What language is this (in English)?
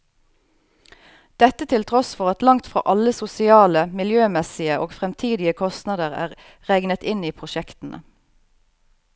Norwegian